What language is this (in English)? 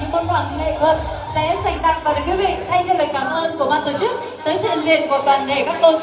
Vietnamese